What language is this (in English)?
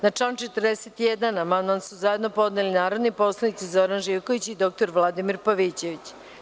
Serbian